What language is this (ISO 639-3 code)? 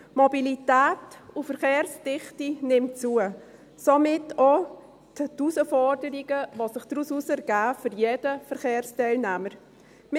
gsw